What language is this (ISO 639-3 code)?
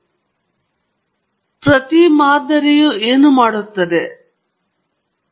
kan